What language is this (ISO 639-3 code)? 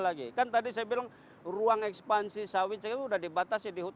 ind